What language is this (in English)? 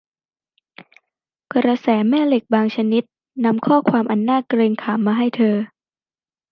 Thai